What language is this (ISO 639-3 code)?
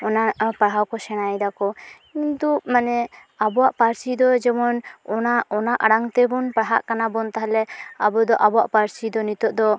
sat